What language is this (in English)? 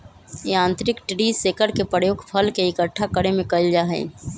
Magahi